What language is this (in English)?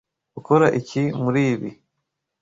Kinyarwanda